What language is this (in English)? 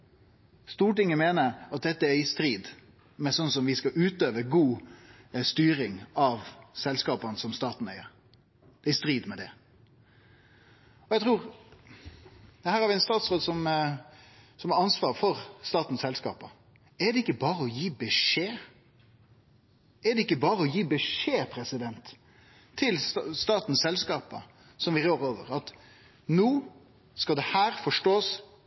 Norwegian Nynorsk